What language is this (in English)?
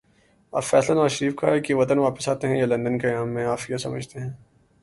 Urdu